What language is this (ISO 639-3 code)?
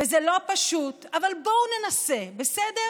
heb